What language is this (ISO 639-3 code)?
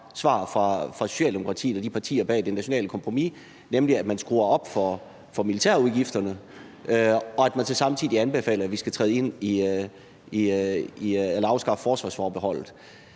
dan